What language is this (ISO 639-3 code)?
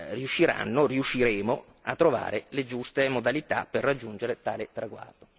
ita